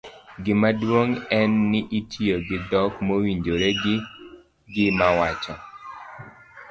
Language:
Luo (Kenya and Tanzania)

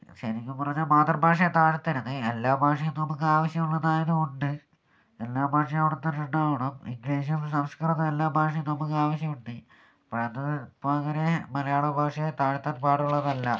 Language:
Malayalam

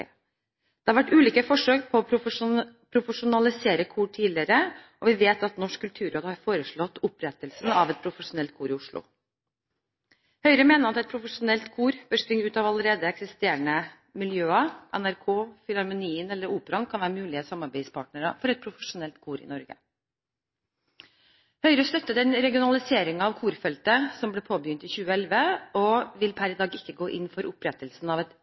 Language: Norwegian Bokmål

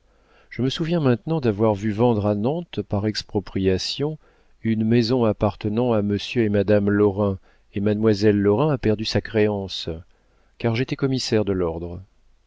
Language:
French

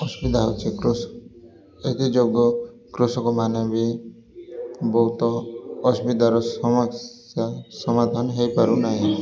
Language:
Odia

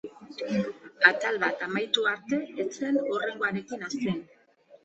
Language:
Basque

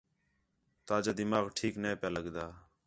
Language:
Khetrani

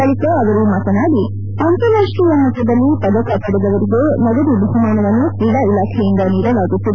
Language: Kannada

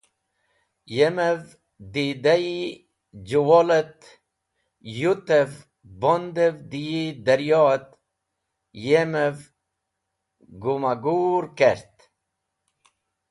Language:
Wakhi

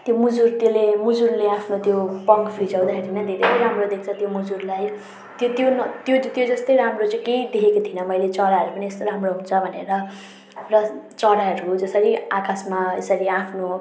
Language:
Nepali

